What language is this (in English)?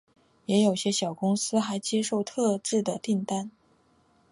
Chinese